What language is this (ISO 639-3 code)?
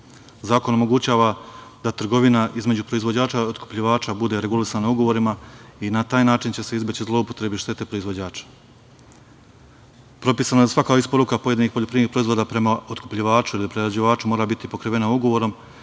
srp